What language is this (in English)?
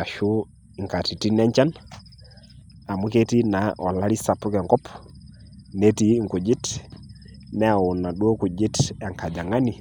Masai